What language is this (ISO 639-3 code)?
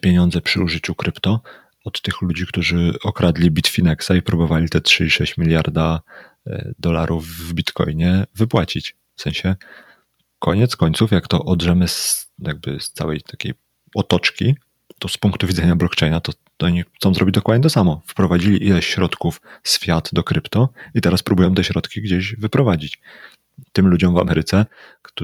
pol